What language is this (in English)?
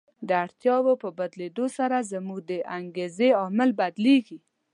Pashto